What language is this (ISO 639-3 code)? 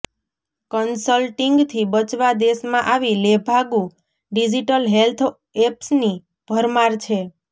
guj